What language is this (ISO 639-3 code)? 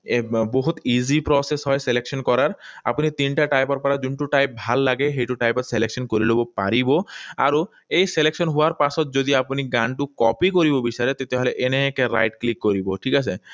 asm